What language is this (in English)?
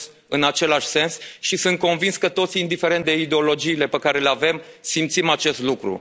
Romanian